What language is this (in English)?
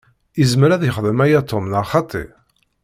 Kabyle